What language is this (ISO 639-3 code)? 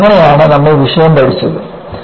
mal